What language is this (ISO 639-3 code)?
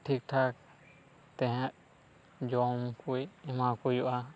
sat